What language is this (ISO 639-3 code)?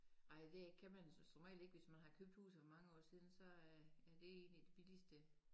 dan